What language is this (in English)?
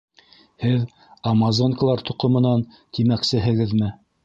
Bashkir